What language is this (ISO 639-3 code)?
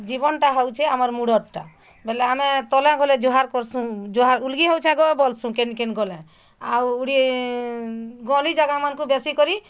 ori